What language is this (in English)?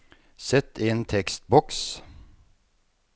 Norwegian